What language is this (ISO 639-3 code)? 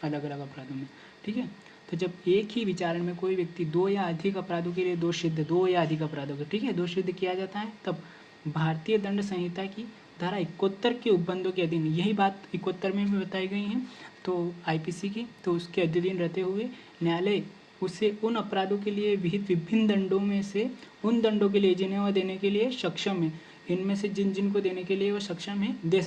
hin